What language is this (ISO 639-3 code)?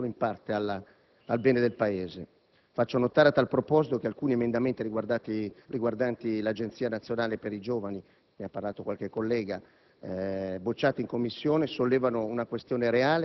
ita